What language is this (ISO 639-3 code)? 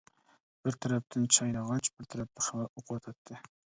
uig